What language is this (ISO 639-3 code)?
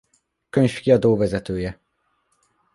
hun